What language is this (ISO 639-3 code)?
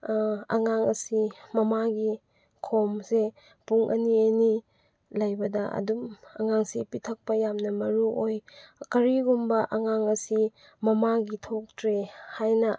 mni